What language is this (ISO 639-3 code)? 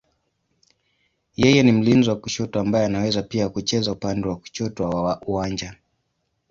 swa